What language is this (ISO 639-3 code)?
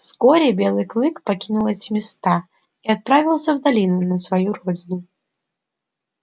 rus